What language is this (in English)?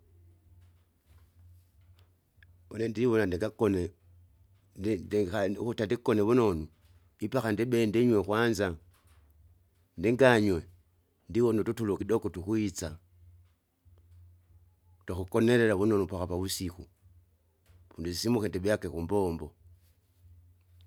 Kinga